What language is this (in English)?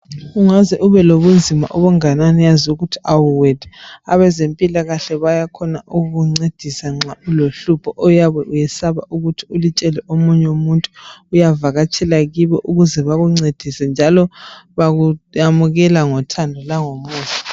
North Ndebele